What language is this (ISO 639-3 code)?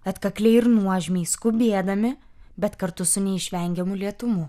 lit